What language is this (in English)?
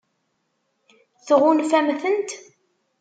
Kabyle